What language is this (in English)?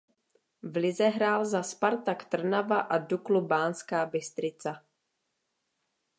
Czech